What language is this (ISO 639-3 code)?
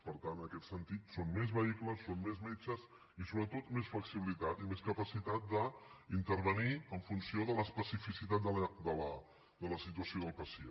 cat